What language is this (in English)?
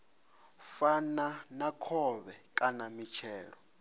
Venda